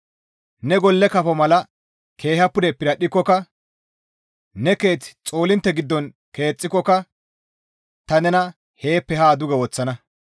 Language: Gamo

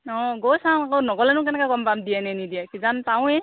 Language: Assamese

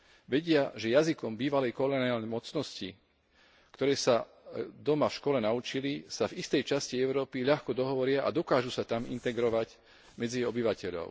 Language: Slovak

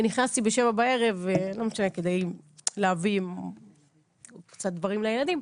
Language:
Hebrew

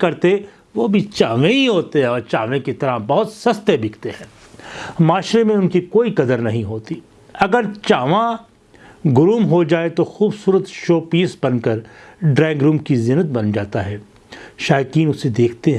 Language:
Urdu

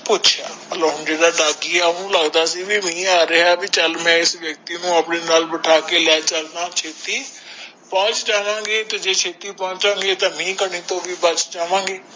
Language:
Punjabi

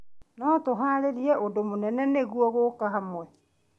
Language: Kikuyu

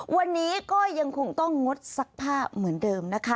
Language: Thai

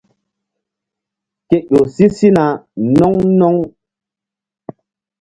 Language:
Mbum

